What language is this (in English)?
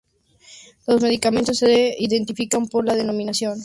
Spanish